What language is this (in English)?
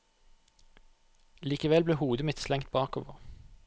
Norwegian